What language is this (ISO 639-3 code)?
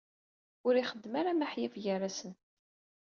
kab